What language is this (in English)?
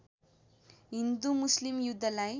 Nepali